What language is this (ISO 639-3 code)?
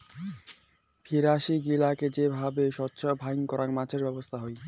ben